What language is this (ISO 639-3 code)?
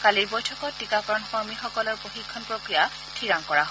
asm